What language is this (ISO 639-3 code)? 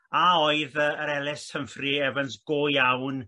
cym